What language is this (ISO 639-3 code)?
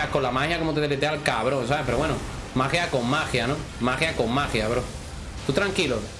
spa